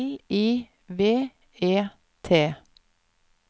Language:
Norwegian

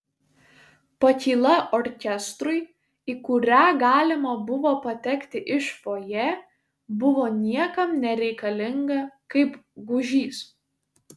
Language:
Lithuanian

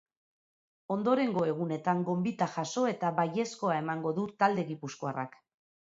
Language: Basque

